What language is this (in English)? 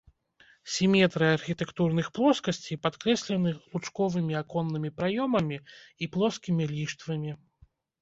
Belarusian